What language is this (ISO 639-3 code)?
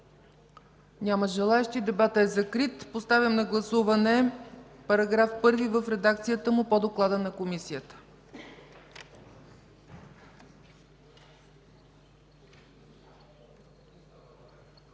bul